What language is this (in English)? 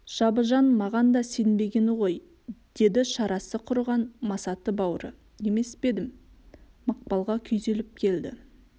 Kazakh